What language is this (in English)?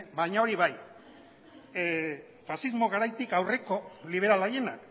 Basque